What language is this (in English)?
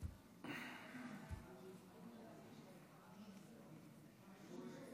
Hebrew